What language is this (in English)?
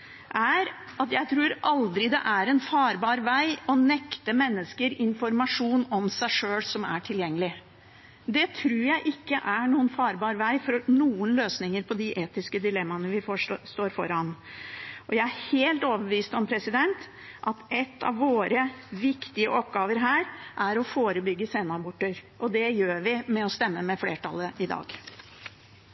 Norwegian Bokmål